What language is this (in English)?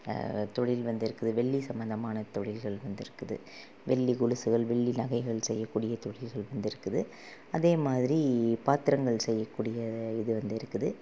Tamil